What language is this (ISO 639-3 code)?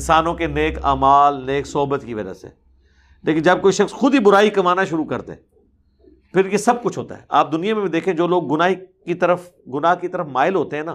urd